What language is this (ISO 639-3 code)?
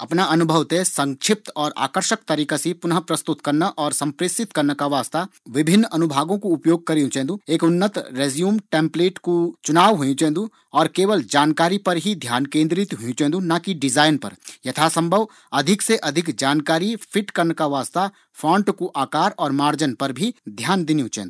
gbm